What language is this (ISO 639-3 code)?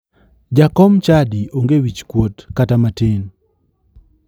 luo